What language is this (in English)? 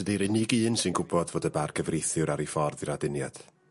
Welsh